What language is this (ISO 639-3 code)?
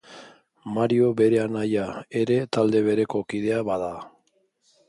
eus